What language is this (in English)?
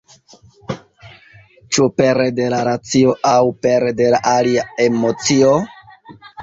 Esperanto